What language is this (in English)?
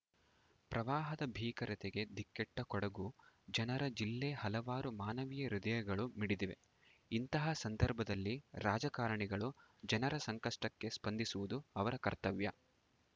Kannada